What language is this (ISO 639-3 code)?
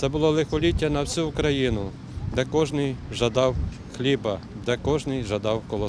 ukr